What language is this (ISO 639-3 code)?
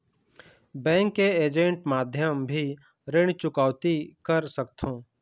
hne